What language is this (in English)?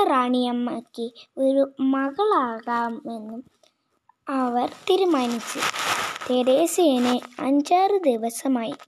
Malayalam